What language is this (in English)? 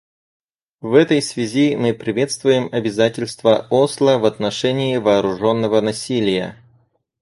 Russian